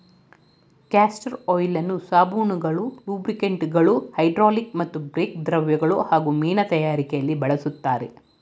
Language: Kannada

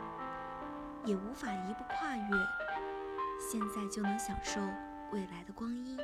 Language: Chinese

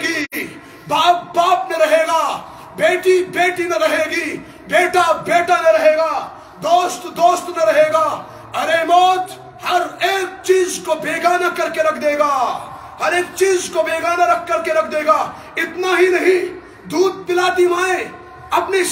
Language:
Arabic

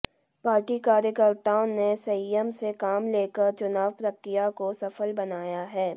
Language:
Hindi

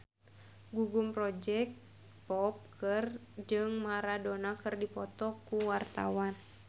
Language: Sundanese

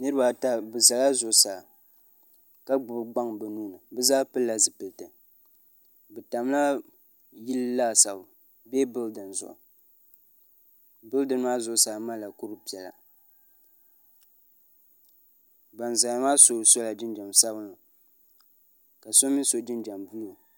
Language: Dagbani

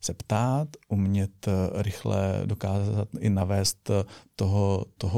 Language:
Czech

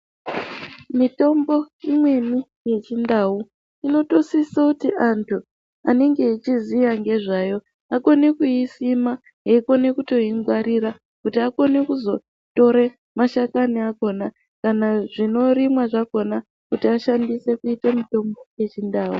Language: Ndau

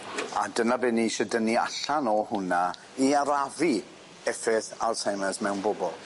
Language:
Welsh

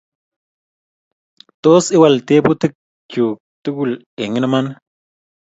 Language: Kalenjin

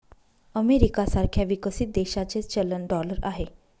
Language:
Marathi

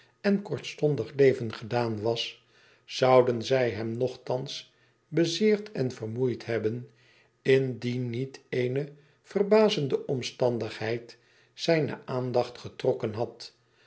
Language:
Dutch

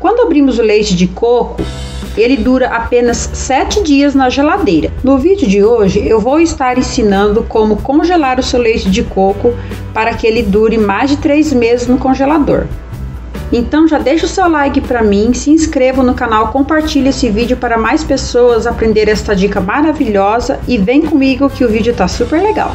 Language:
Portuguese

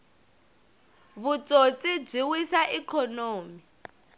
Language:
Tsonga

